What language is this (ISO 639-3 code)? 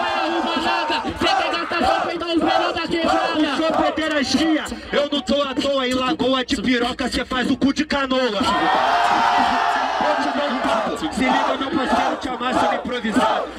por